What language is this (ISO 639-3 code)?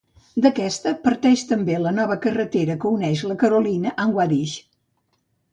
cat